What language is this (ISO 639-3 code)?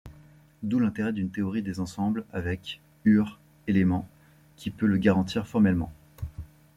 fra